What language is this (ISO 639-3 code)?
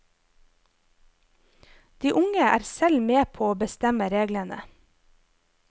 nor